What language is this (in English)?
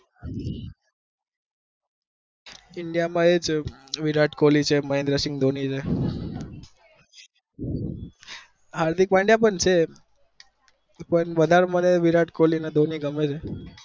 Gujarati